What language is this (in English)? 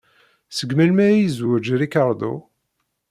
Kabyle